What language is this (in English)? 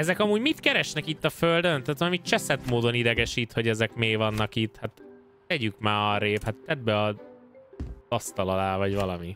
Hungarian